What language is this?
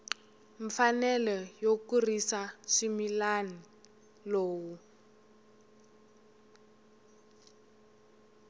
Tsonga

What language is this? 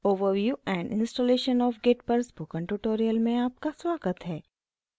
Hindi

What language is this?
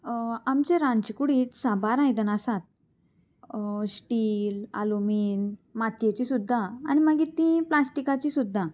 Konkani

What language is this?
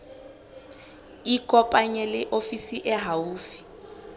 Southern Sotho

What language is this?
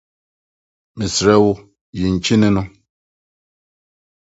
Akan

